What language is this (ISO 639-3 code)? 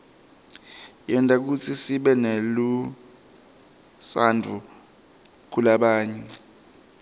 ssw